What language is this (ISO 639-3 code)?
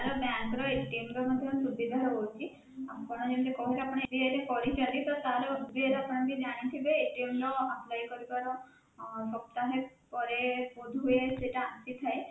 ori